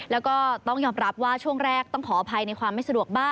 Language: Thai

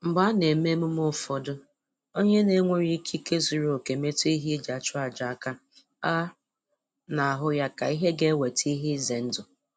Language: Igbo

